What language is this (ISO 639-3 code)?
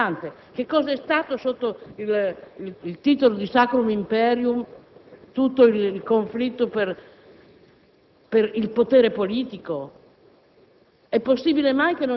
ita